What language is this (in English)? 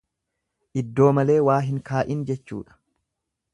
Oromo